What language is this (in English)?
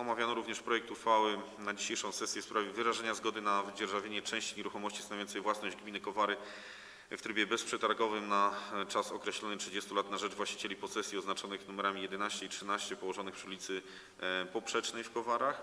Polish